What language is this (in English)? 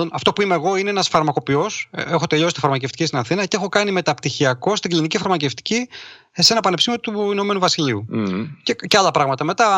Greek